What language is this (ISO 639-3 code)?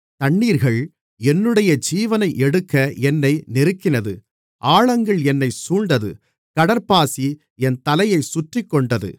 tam